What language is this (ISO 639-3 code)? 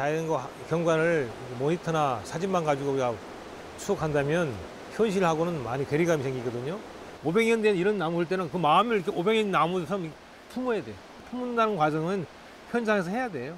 kor